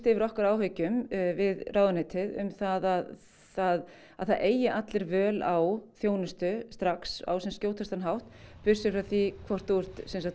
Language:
Icelandic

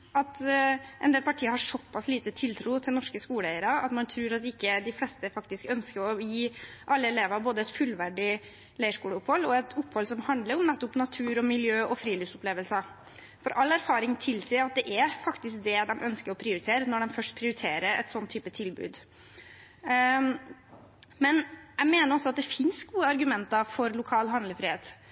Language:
Norwegian Bokmål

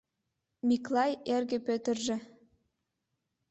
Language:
Mari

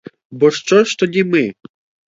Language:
Ukrainian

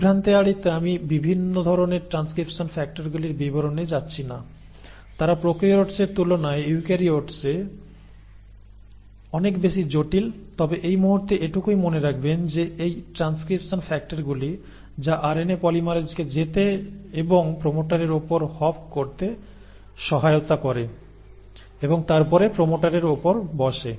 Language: Bangla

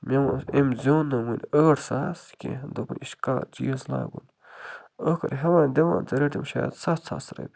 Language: Kashmiri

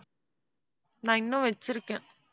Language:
Tamil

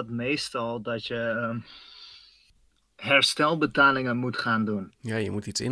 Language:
Dutch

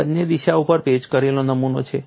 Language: Gujarati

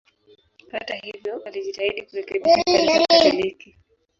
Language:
Swahili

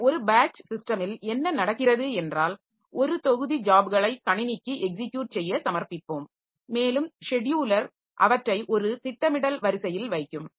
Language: Tamil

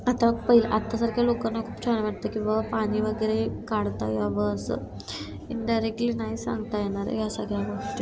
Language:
Marathi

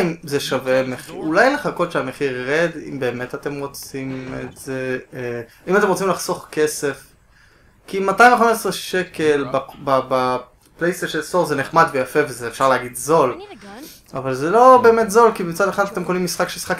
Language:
Hebrew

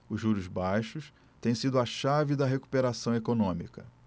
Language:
Portuguese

